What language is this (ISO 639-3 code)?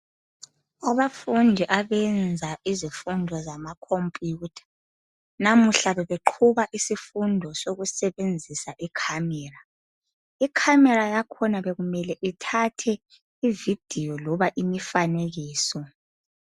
nde